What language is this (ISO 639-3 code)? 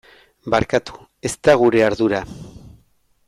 eus